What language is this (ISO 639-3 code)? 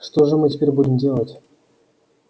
rus